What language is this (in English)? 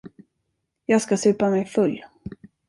Swedish